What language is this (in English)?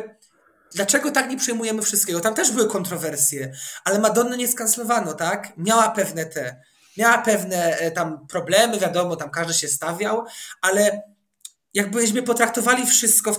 Polish